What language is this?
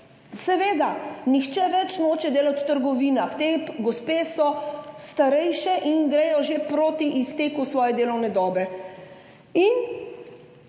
Slovenian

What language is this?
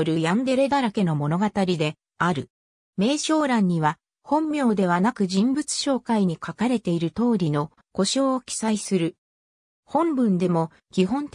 Japanese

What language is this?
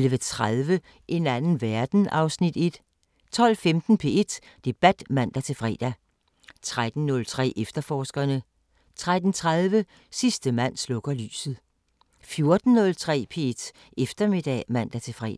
Danish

